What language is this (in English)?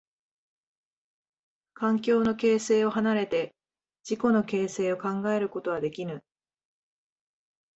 Japanese